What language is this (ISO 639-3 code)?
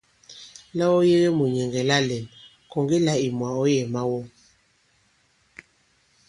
abb